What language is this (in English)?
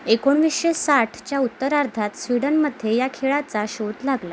Marathi